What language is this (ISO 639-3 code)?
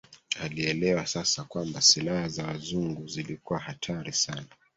swa